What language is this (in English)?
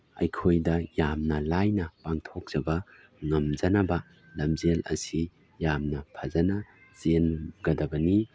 Manipuri